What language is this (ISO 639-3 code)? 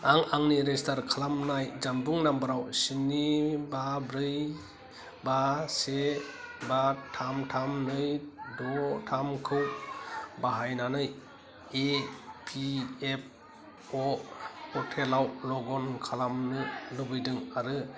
brx